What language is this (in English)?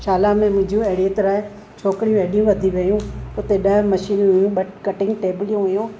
Sindhi